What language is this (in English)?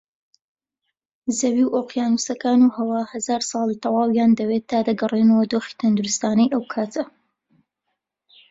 Central Kurdish